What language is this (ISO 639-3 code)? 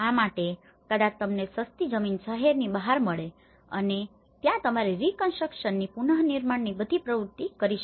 guj